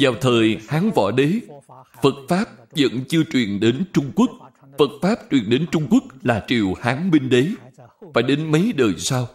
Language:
Vietnamese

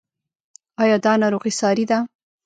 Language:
Pashto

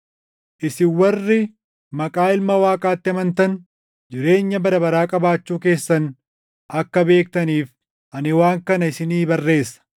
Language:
Oromo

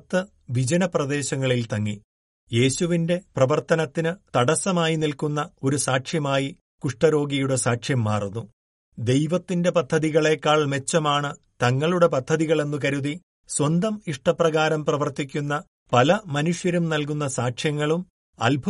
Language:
Malayalam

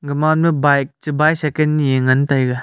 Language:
Wancho Naga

